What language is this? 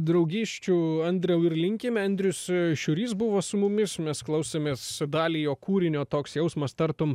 Lithuanian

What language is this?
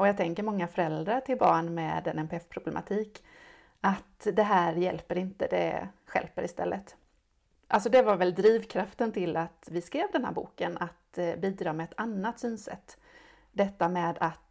Swedish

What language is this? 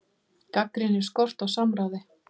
Icelandic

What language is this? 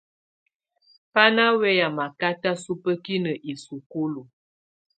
Tunen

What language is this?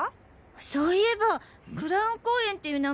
Japanese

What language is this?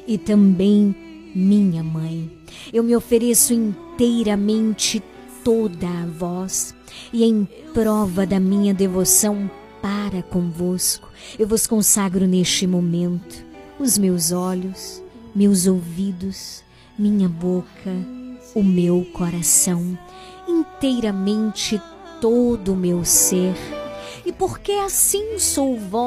Portuguese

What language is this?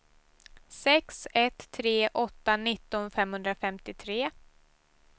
Swedish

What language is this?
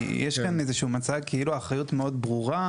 Hebrew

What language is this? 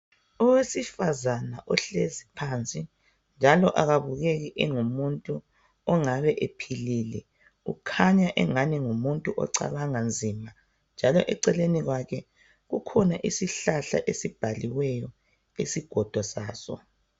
North Ndebele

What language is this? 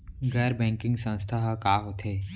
Chhattisgarhi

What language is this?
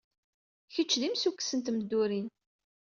Kabyle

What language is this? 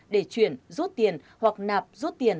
Vietnamese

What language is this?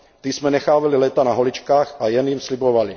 Czech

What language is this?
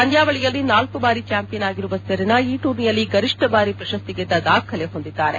Kannada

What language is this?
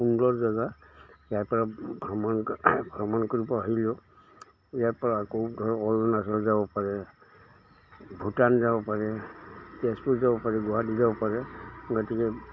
Assamese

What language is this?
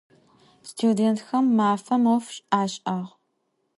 Adyghe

